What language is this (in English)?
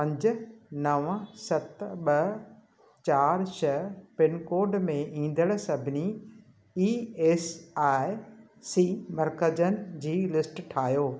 Sindhi